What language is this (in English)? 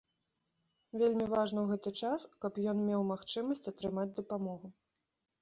Belarusian